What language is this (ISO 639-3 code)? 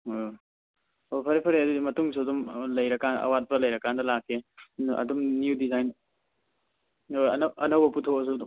mni